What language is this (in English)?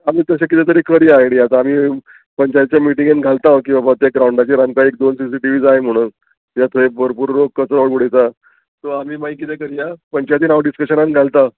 Konkani